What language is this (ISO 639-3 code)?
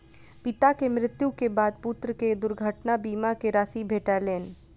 mai